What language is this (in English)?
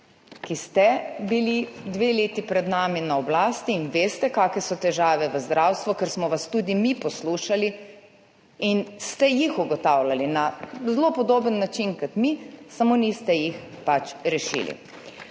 Slovenian